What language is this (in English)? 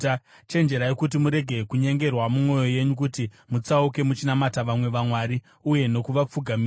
Shona